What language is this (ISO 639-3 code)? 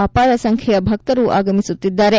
kan